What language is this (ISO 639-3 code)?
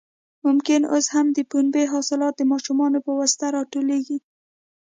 pus